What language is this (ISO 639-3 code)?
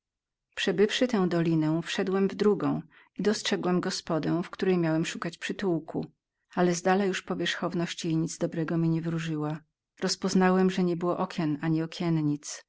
pol